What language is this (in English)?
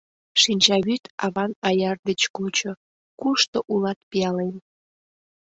Mari